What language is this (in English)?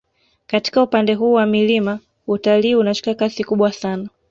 Swahili